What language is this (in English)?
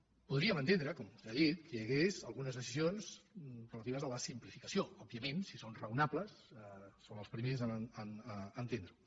Catalan